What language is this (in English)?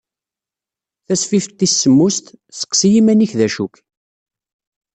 Kabyle